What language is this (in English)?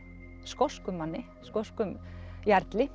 Icelandic